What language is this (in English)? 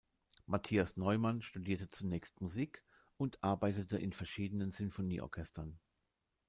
German